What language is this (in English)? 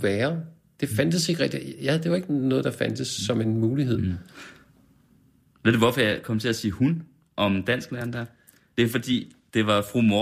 Danish